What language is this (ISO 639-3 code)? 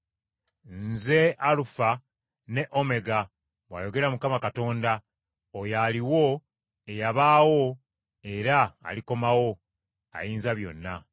lug